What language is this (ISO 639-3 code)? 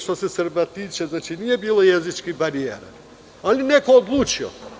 srp